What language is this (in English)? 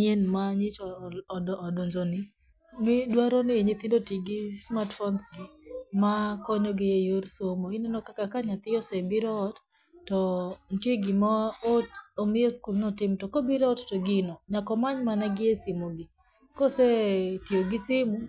Luo (Kenya and Tanzania)